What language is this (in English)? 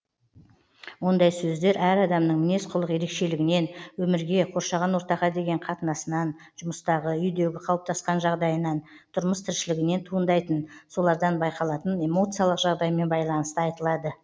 Kazakh